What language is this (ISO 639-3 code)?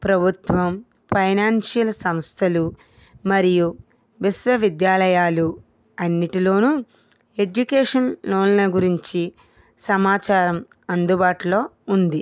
tel